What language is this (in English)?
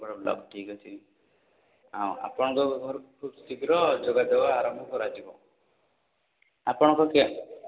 Odia